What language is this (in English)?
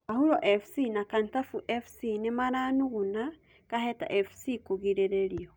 Kikuyu